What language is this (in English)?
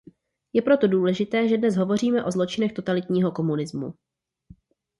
Czech